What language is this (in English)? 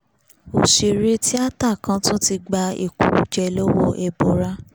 Yoruba